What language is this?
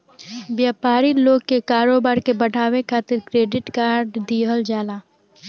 Bhojpuri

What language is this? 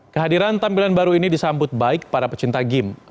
Indonesian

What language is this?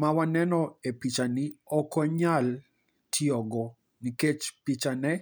Luo (Kenya and Tanzania)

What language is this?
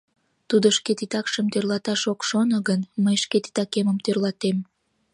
Mari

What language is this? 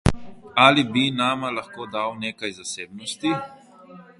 Slovenian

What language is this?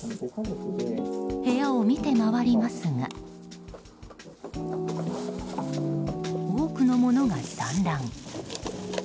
Japanese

